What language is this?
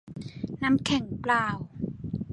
Thai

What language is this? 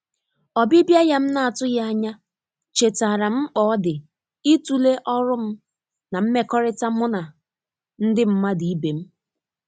Igbo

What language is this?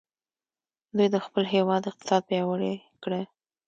Pashto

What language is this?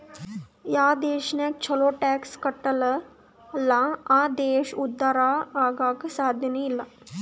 Kannada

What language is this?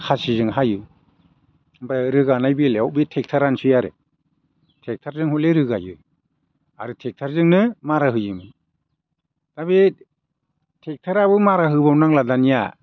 Bodo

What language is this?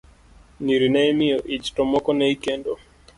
Luo (Kenya and Tanzania)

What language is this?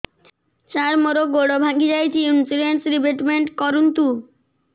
Odia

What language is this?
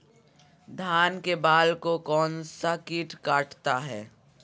Magahi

